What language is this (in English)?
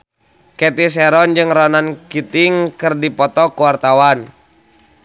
Sundanese